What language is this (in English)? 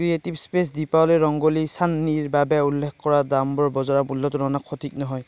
Assamese